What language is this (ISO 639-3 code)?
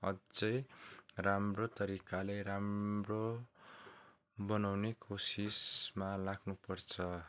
nep